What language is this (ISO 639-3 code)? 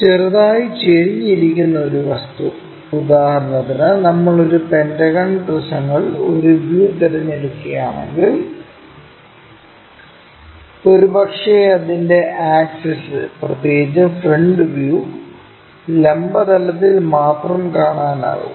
mal